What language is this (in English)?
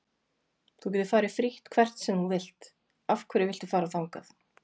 Icelandic